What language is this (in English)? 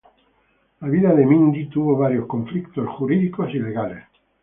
Spanish